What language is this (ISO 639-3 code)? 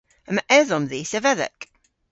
cor